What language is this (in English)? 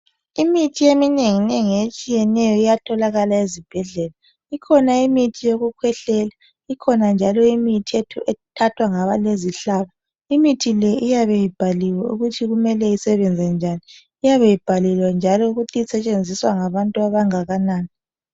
North Ndebele